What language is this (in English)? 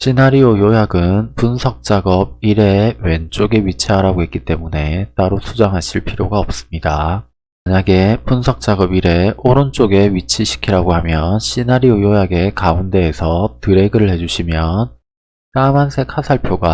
Korean